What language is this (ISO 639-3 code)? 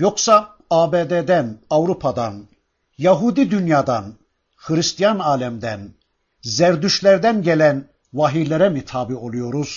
tur